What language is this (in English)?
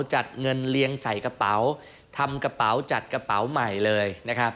Thai